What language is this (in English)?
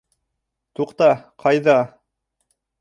Bashkir